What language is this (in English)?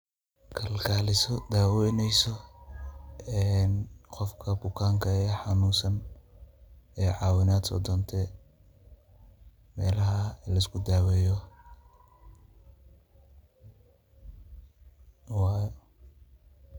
Somali